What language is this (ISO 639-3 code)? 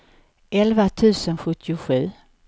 swe